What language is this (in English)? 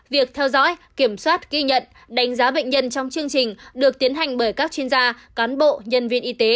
Vietnamese